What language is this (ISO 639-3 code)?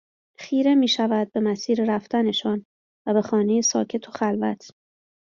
fas